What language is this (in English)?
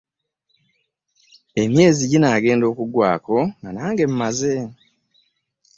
Ganda